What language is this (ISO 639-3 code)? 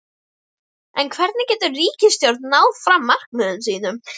isl